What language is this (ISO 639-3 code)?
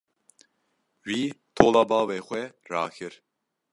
kur